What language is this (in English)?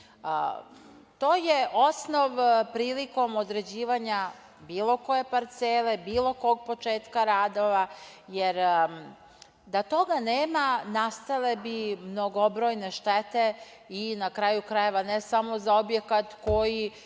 Serbian